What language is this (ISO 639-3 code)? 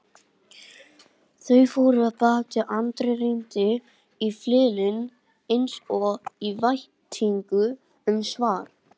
isl